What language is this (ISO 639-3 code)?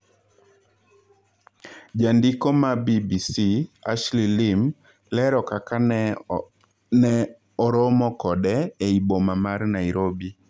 luo